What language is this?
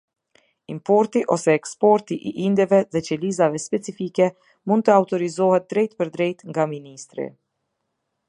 Albanian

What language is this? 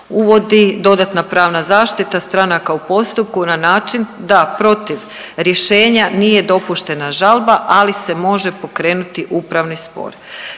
Croatian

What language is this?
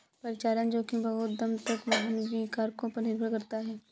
Hindi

